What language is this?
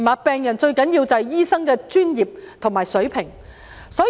Cantonese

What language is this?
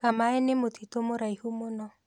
Kikuyu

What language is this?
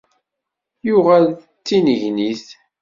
Kabyle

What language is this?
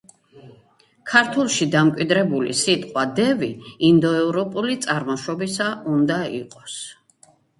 Georgian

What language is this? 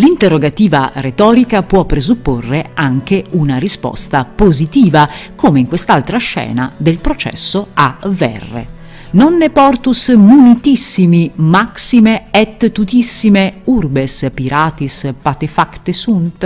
Italian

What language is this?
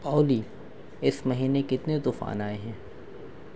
Urdu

